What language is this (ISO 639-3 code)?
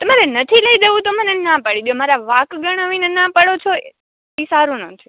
guj